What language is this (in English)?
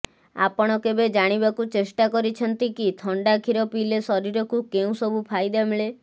Odia